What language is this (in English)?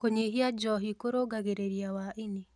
Kikuyu